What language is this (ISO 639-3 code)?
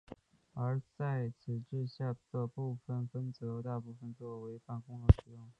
zho